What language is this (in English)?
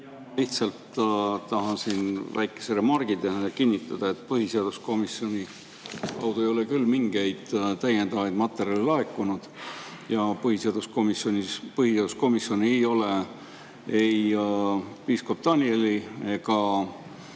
Estonian